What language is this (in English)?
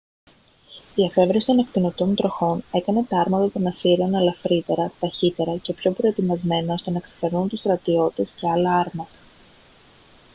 Greek